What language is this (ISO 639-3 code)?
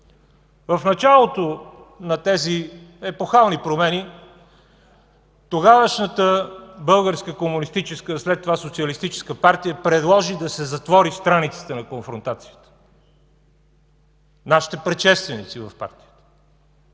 bul